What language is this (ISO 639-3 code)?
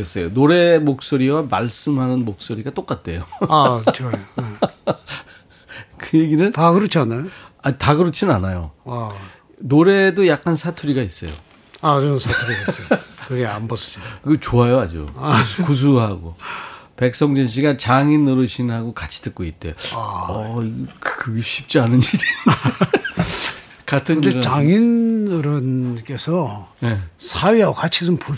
kor